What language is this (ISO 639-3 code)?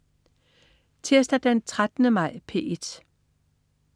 dan